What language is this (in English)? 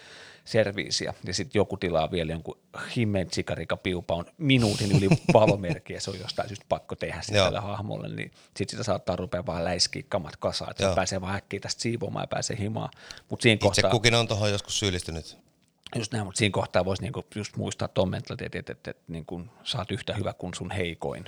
Finnish